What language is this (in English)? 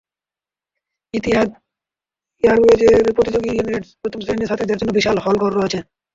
Bangla